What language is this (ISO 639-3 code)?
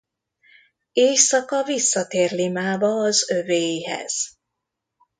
hun